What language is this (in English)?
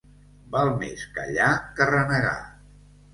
Catalan